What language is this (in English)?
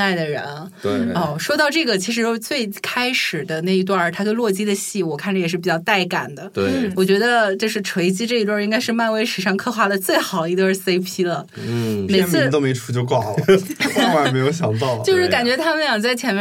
Chinese